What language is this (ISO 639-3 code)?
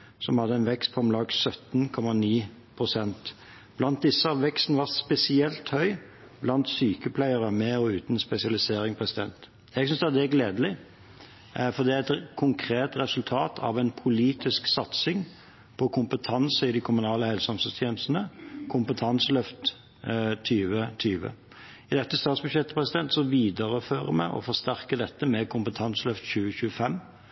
nob